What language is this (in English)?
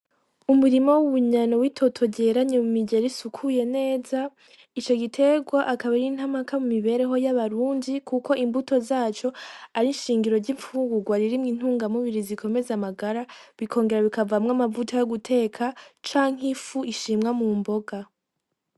Rundi